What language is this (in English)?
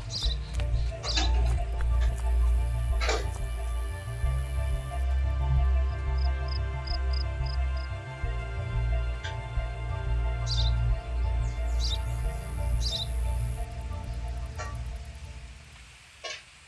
Indonesian